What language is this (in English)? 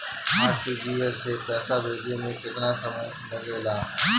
Bhojpuri